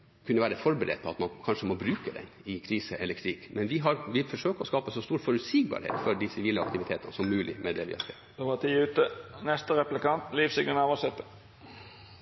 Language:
Norwegian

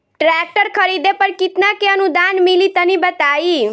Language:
Bhojpuri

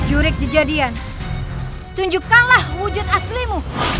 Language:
Indonesian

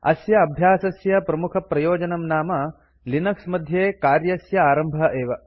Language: Sanskrit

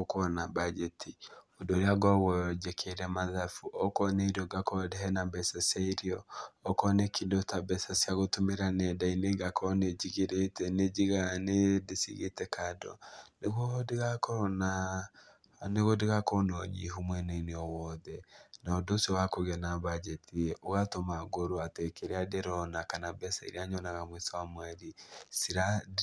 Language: Kikuyu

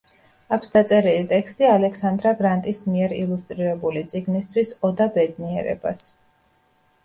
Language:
Georgian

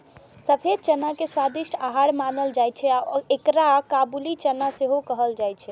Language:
Maithili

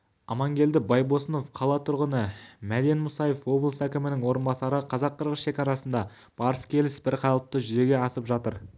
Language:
Kazakh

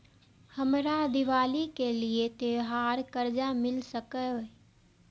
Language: Maithili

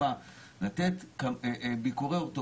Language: Hebrew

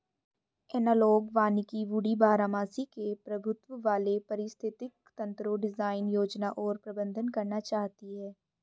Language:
Hindi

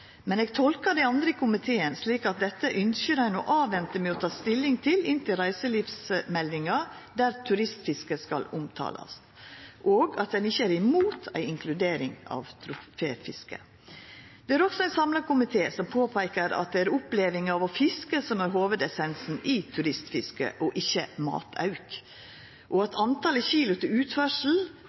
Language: Norwegian Nynorsk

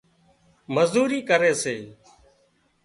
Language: Wadiyara Koli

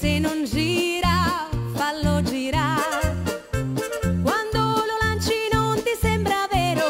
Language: Romanian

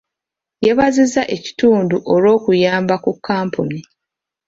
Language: Ganda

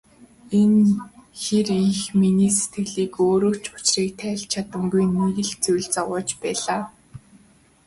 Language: Mongolian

